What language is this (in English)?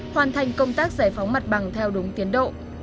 Vietnamese